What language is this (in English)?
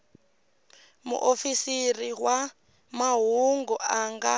Tsonga